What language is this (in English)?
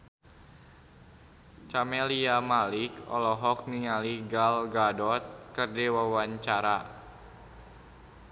Sundanese